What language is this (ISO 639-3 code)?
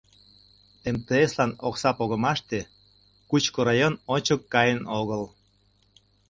chm